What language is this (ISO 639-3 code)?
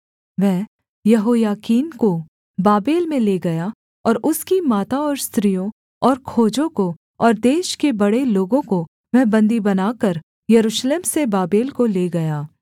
hin